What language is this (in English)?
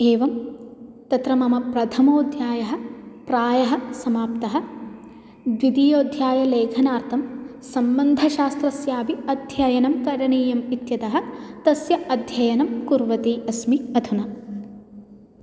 Sanskrit